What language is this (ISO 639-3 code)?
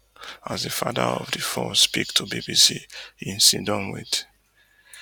pcm